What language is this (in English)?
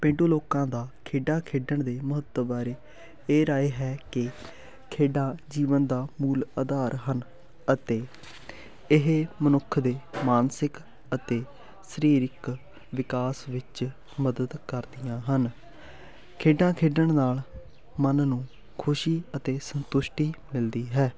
Punjabi